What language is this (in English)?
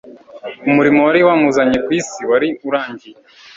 Kinyarwanda